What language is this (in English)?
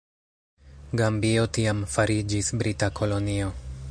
Esperanto